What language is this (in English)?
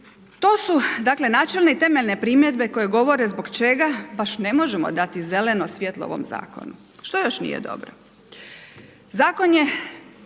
Croatian